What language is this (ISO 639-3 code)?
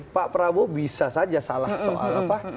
ind